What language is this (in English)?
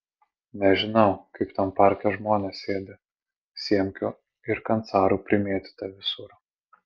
Lithuanian